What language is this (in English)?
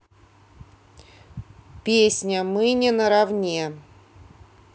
Russian